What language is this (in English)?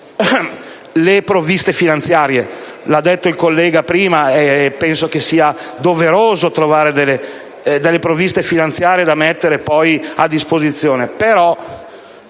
Italian